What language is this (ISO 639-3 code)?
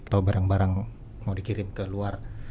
ind